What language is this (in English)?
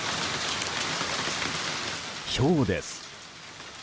Japanese